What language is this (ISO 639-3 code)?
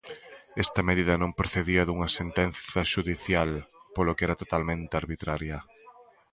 glg